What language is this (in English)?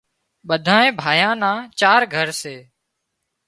Wadiyara Koli